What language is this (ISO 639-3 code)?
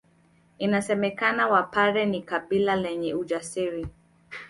swa